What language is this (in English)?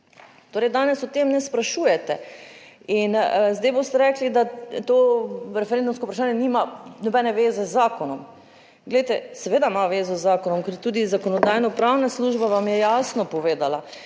Slovenian